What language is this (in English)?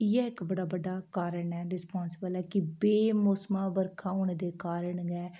Dogri